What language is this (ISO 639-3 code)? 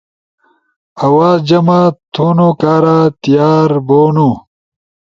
ush